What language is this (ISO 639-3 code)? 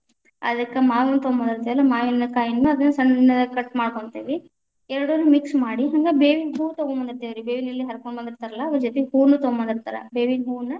kan